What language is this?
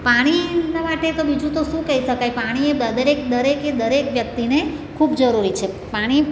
Gujarati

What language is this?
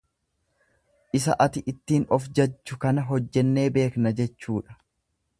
Oromo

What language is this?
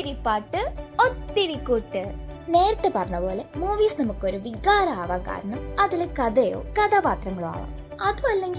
Malayalam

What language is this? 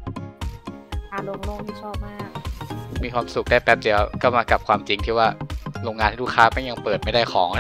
Thai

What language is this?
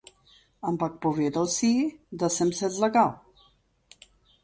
Slovenian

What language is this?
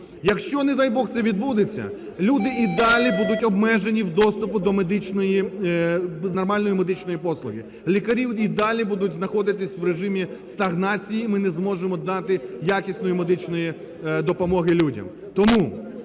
Ukrainian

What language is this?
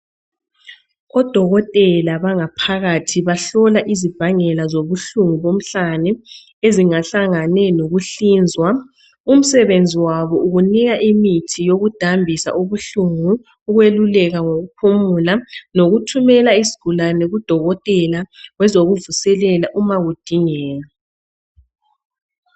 North Ndebele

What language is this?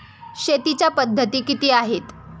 Marathi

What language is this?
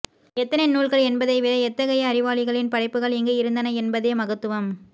Tamil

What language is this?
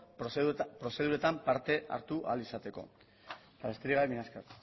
Basque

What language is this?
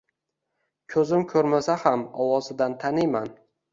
Uzbek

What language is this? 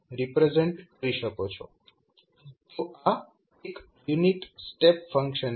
Gujarati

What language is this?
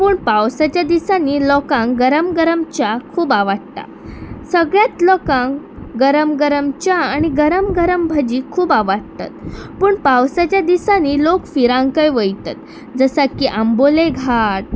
Konkani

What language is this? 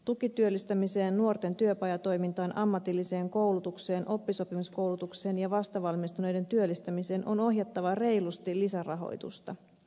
Finnish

